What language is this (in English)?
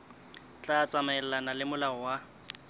Southern Sotho